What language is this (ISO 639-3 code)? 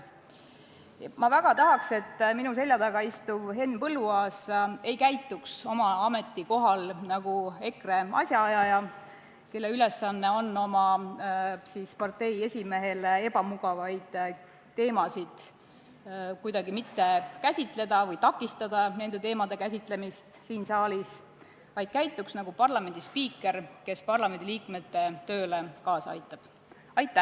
est